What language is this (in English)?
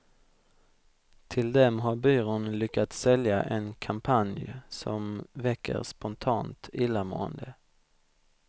Swedish